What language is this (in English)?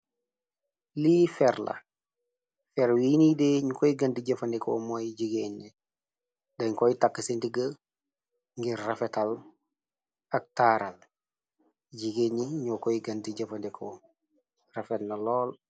Wolof